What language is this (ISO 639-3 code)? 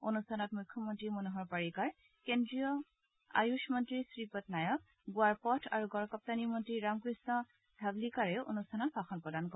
asm